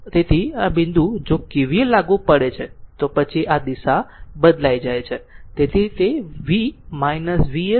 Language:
Gujarati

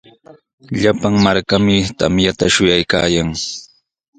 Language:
Sihuas Ancash Quechua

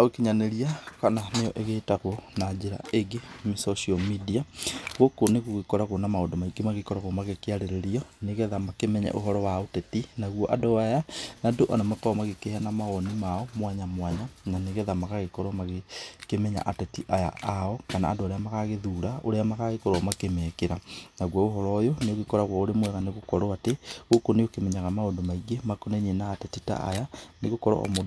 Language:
Kikuyu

